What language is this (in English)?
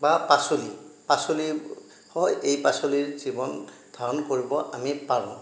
Assamese